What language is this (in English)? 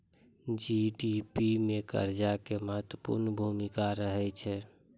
Maithili